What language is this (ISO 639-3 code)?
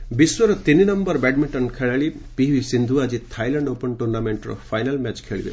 ori